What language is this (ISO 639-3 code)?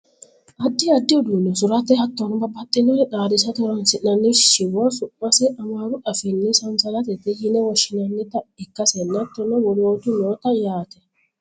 sid